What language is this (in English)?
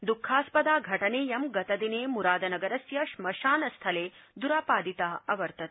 Sanskrit